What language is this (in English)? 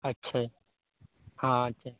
Maithili